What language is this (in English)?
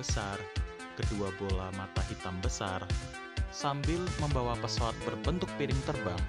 Indonesian